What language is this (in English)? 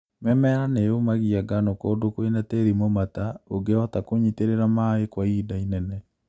Kikuyu